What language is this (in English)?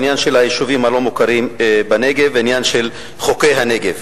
Hebrew